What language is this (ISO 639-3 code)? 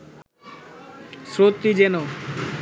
ben